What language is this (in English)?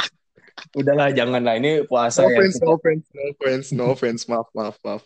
Indonesian